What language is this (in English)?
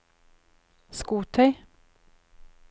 Norwegian